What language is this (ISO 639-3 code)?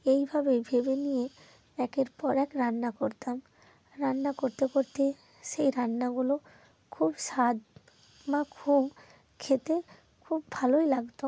ben